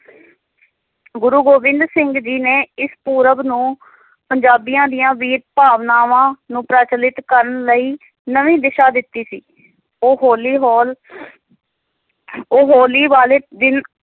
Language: Punjabi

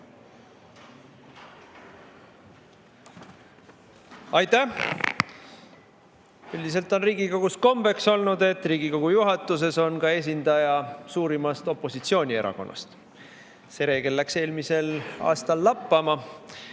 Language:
Estonian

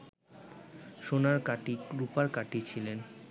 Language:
Bangla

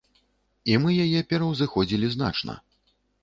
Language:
Belarusian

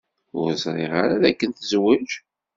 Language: Kabyle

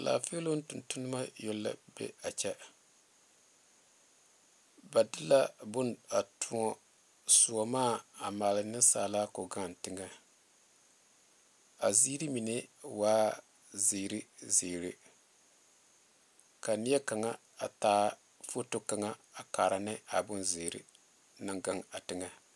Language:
Southern Dagaare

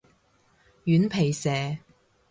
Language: Cantonese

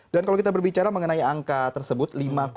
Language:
Indonesian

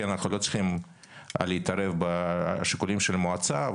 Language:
Hebrew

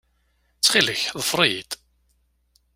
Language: Kabyle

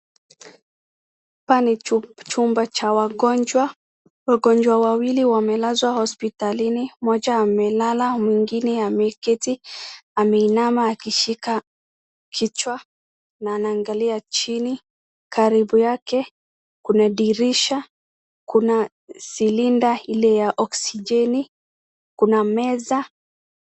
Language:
Swahili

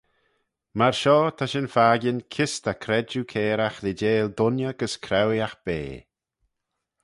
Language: Manx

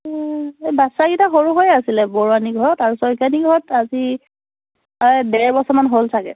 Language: Assamese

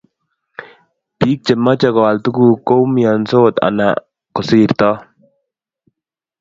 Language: Kalenjin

